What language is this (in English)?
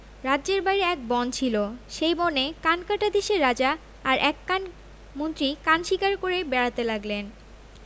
Bangla